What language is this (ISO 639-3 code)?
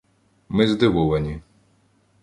ukr